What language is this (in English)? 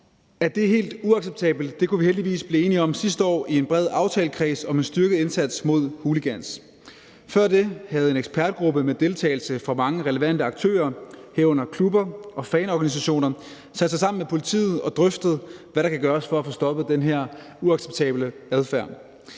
Danish